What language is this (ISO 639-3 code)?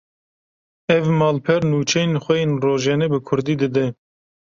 kur